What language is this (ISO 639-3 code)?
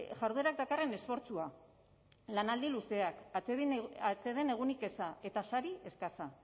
eus